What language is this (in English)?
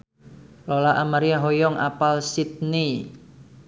Sundanese